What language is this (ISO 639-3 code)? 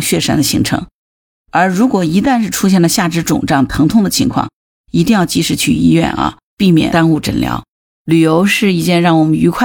zho